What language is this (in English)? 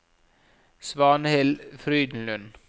Norwegian